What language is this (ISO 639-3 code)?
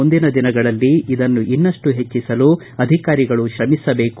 kan